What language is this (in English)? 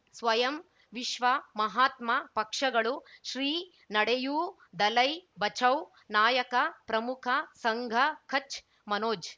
Kannada